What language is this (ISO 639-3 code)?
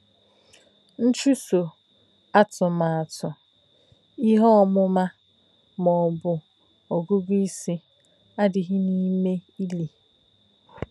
ibo